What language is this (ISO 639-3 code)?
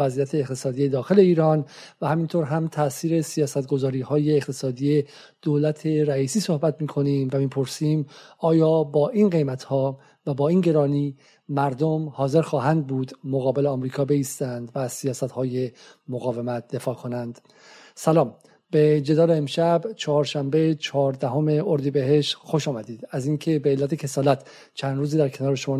fas